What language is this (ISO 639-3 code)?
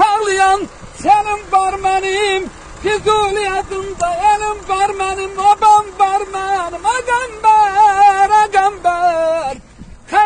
tur